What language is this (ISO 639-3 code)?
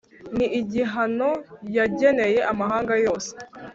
kin